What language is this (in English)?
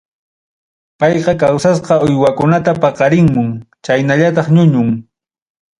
Ayacucho Quechua